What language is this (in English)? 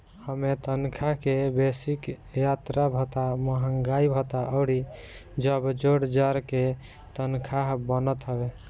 Bhojpuri